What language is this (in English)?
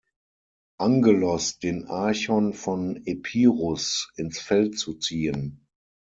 German